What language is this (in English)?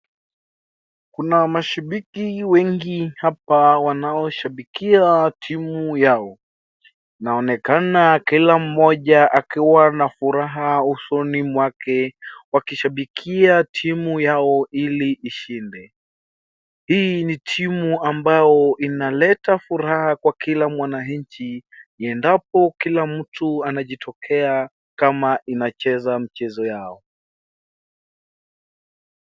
Swahili